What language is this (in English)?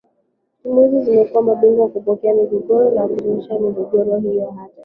Swahili